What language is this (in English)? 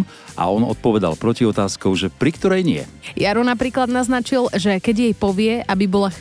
Slovak